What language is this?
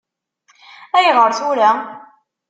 Kabyle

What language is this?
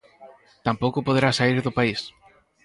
Galician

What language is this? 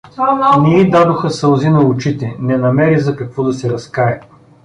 Bulgarian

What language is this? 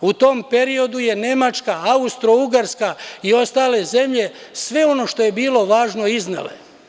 Serbian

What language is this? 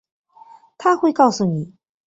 Chinese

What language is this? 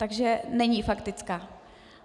Czech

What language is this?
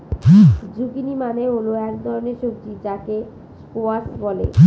Bangla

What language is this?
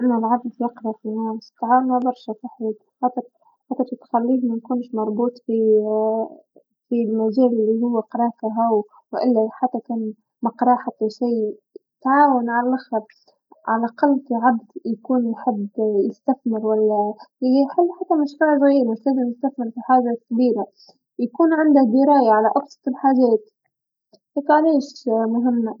Tunisian Arabic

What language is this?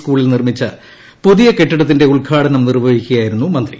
Malayalam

